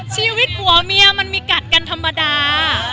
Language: Thai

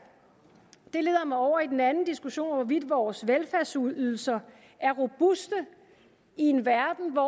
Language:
Danish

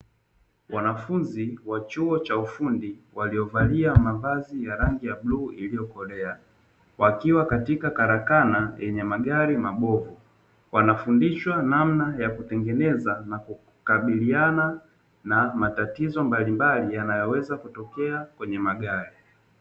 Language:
Swahili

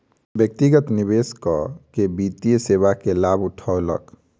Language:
Maithili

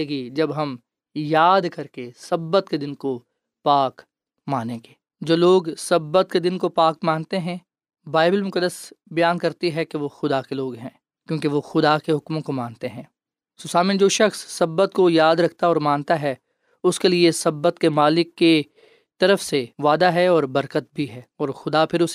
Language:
Urdu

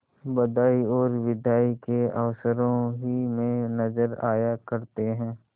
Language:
Hindi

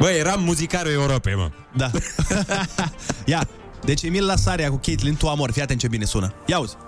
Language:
Romanian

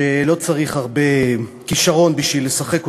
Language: Hebrew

